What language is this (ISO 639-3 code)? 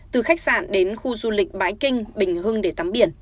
vie